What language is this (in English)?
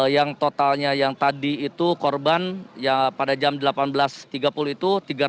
Indonesian